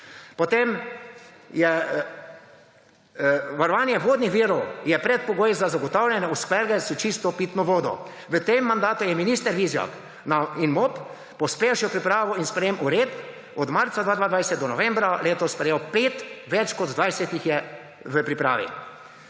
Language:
Slovenian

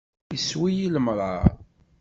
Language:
Kabyle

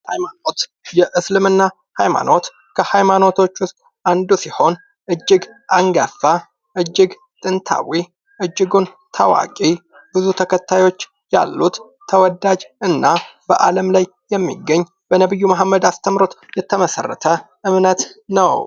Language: Amharic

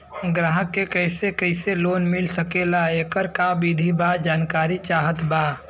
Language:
Bhojpuri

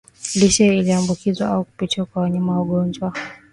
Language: Swahili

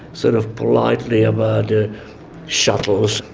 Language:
English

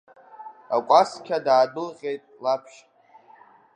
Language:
Abkhazian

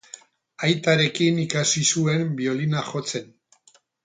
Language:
Basque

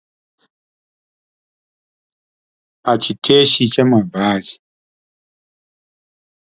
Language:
Shona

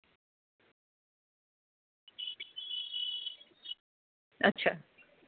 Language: Dogri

